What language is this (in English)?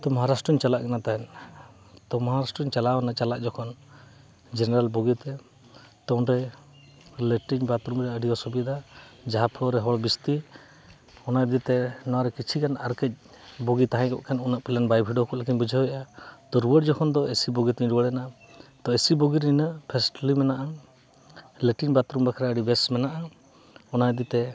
Santali